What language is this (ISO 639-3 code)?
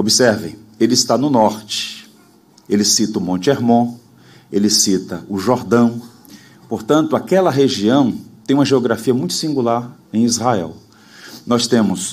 por